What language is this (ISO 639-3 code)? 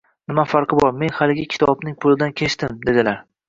uzb